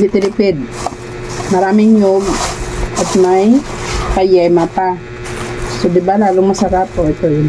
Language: Filipino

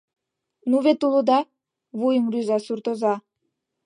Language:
Mari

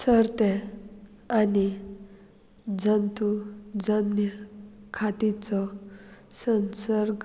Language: Konkani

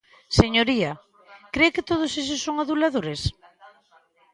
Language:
Galician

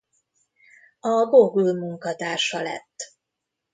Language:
Hungarian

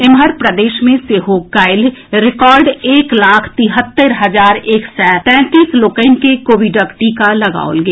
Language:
Maithili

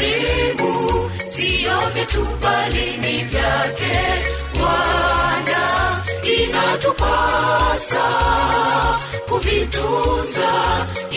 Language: Swahili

